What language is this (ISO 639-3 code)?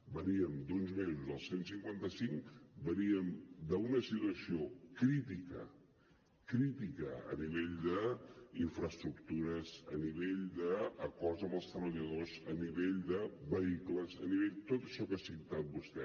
cat